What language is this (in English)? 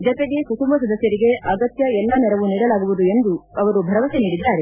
Kannada